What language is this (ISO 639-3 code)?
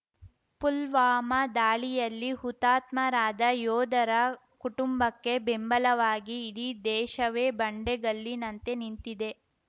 kan